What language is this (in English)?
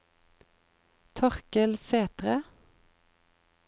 Norwegian